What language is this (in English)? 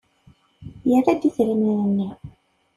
Kabyle